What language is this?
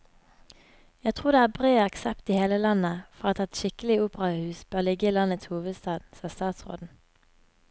Norwegian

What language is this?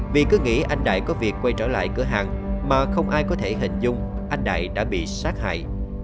Vietnamese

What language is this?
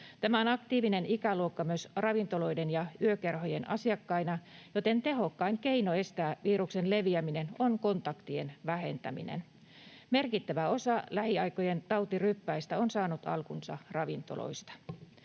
Finnish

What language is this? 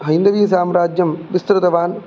Sanskrit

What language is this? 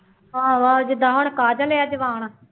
Punjabi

